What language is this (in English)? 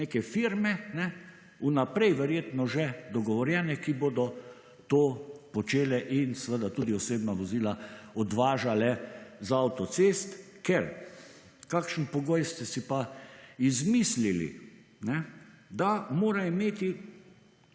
Slovenian